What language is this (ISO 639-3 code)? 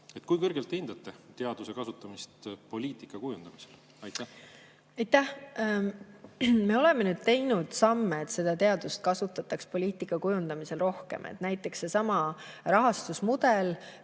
est